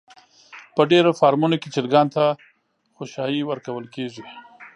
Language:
Pashto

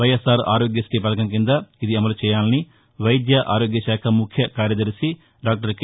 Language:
Telugu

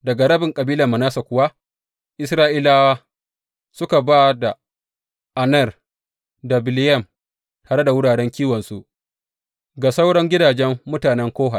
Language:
Hausa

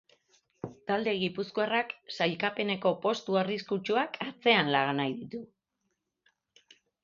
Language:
Basque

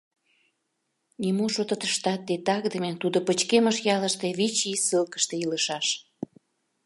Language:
Mari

